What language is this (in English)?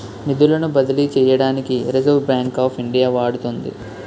Telugu